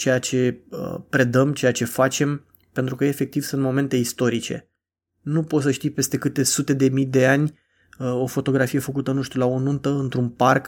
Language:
Romanian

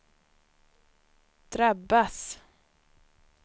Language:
Swedish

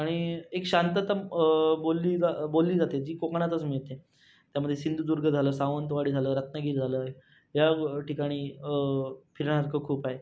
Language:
Marathi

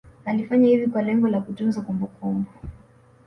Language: Swahili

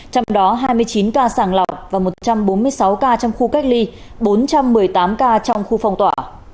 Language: Vietnamese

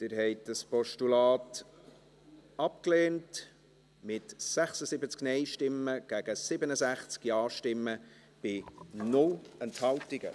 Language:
Swiss German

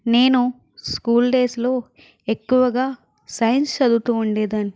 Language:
Telugu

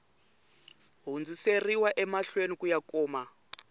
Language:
Tsonga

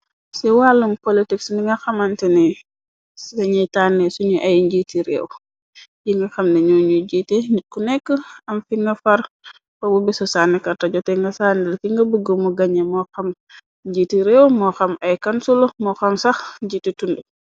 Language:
Wolof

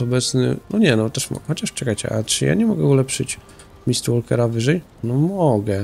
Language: Polish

